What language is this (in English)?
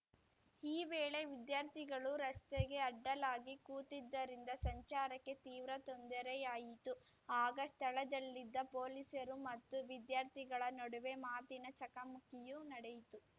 Kannada